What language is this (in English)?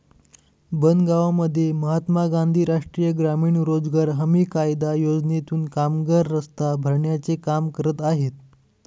Marathi